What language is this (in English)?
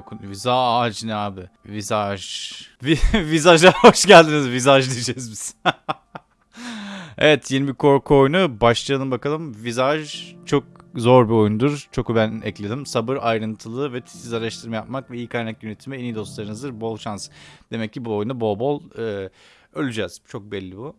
Turkish